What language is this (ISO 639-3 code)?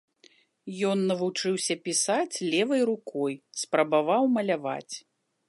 bel